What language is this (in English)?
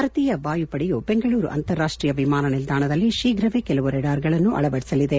Kannada